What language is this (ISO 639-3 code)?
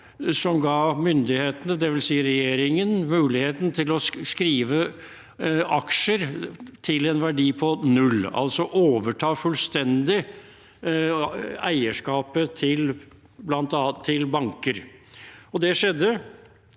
nor